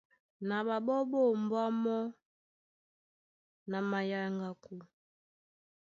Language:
Duala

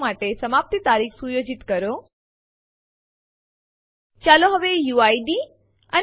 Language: Gujarati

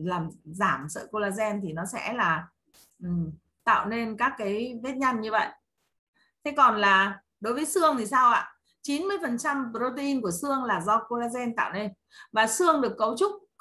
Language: Vietnamese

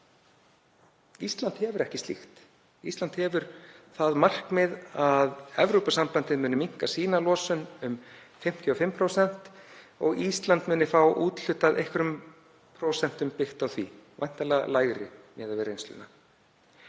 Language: Icelandic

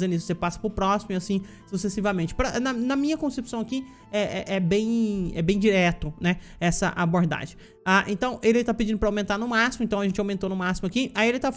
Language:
Portuguese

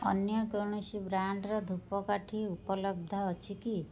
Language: Odia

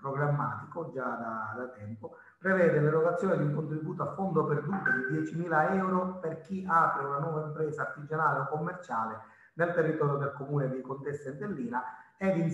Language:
Italian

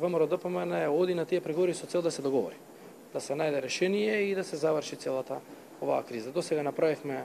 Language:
Macedonian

